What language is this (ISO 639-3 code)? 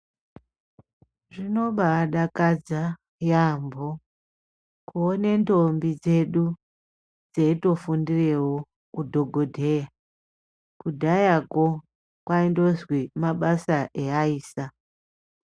ndc